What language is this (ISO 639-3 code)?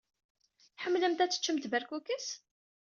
kab